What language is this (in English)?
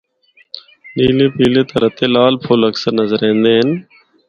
Northern Hindko